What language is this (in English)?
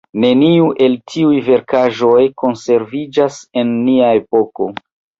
Esperanto